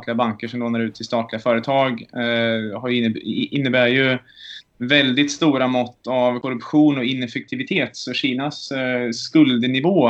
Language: Swedish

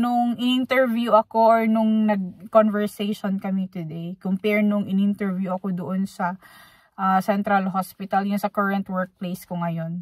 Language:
Filipino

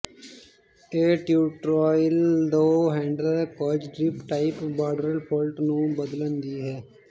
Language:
Punjabi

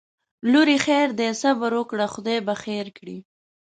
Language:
Pashto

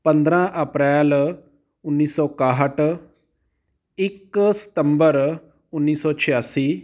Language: Punjabi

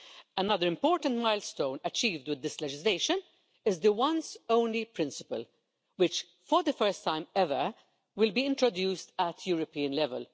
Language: English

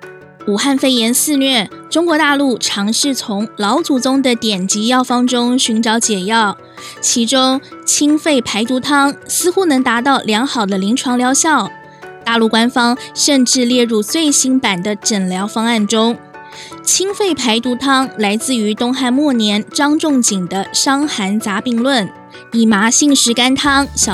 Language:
Chinese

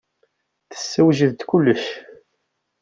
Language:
Kabyle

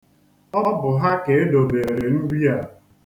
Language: Igbo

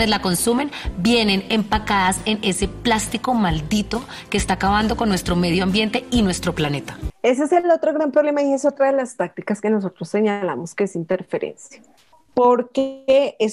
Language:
Spanish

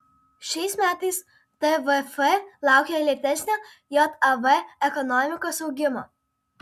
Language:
Lithuanian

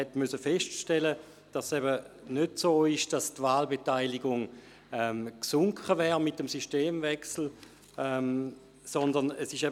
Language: Swiss German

